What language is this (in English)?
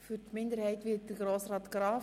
Swiss German